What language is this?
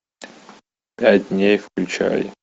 Russian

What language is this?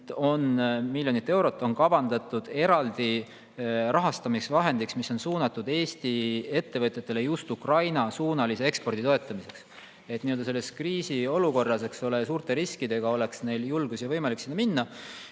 Estonian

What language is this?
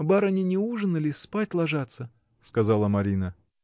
Russian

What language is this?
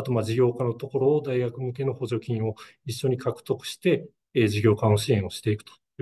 Japanese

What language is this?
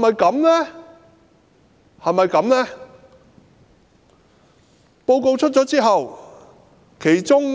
Cantonese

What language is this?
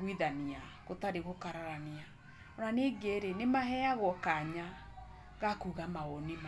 Kikuyu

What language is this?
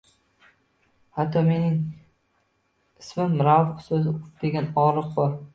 Uzbek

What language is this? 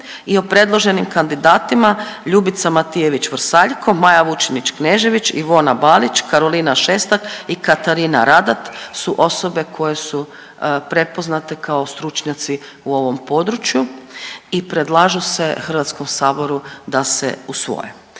Croatian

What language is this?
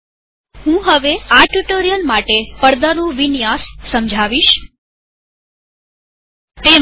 Gujarati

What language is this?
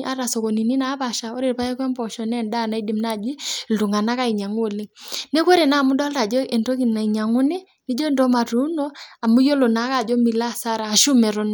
Masai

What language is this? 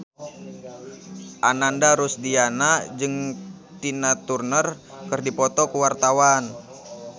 Sundanese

